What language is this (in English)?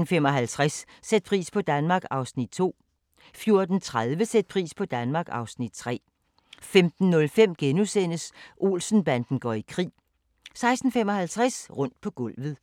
Danish